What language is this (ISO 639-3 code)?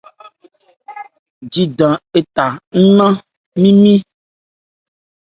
ebr